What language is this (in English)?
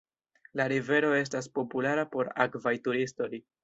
Esperanto